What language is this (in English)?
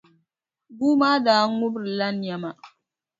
Dagbani